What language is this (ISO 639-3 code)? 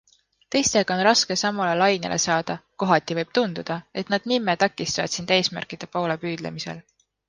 est